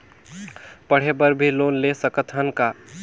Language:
Chhattisgarhi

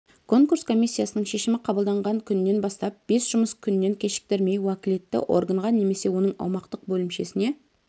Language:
Kazakh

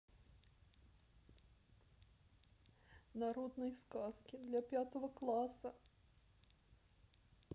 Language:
Russian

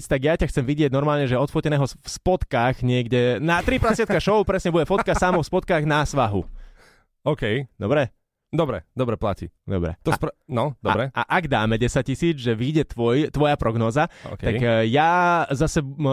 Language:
Slovak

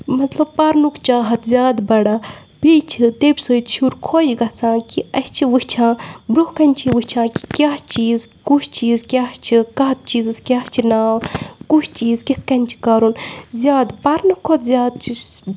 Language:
Kashmiri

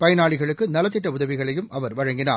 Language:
Tamil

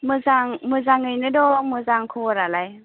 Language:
Bodo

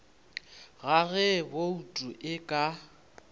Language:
Northern Sotho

